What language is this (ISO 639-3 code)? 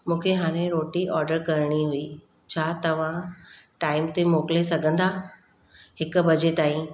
snd